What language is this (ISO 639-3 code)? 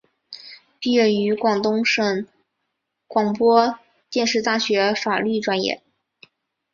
zho